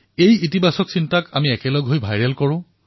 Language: Assamese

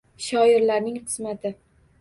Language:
Uzbek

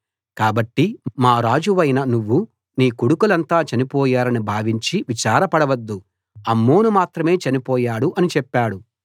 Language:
Telugu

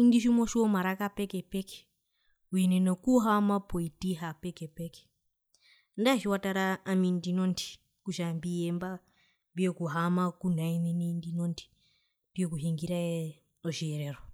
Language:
Herero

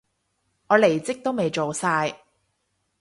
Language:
Cantonese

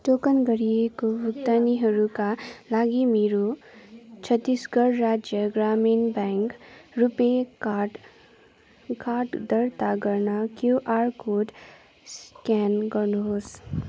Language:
Nepali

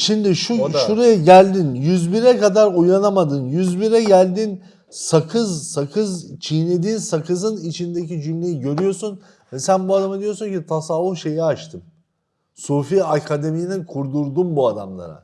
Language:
Turkish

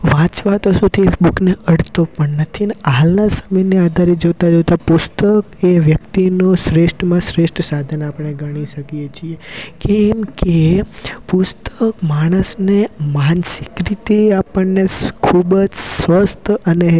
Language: Gujarati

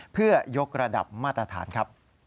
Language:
Thai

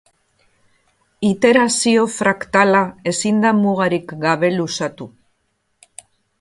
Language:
Basque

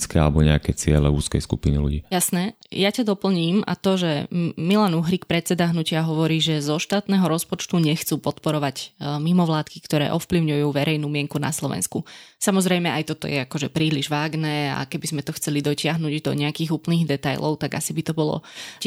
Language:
Slovak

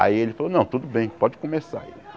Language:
Portuguese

